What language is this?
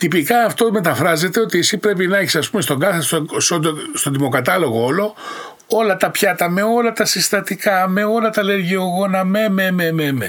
Greek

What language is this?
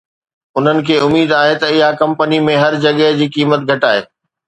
Sindhi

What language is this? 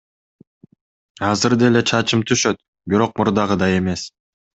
Kyrgyz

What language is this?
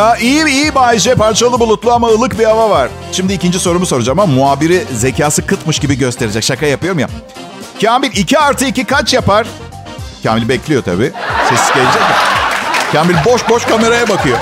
Turkish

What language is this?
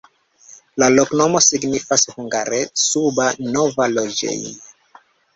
Esperanto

